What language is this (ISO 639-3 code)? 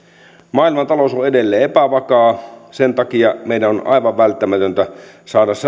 fin